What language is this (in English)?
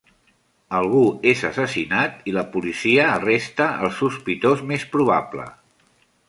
Catalan